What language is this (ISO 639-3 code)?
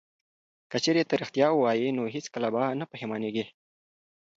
pus